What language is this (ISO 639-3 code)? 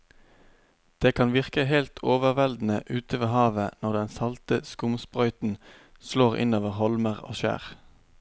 nor